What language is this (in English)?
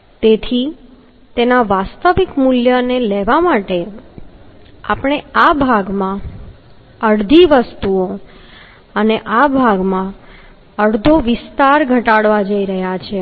Gujarati